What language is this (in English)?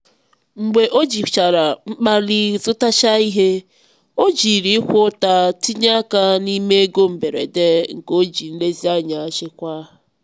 Igbo